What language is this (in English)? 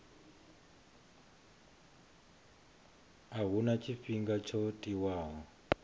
Venda